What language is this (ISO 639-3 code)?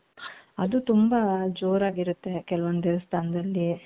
kan